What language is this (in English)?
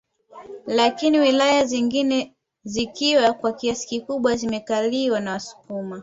Swahili